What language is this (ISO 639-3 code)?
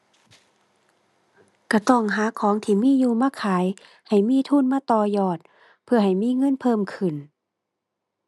tha